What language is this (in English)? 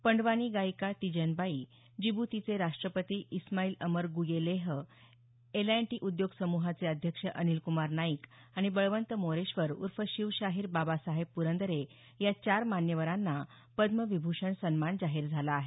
Marathi